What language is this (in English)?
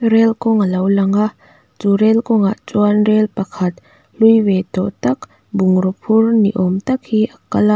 Mizo